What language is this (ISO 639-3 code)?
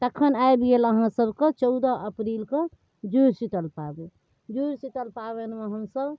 mai